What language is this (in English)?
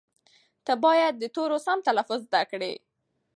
Pashto